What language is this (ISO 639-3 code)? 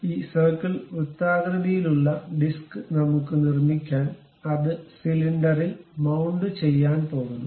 mal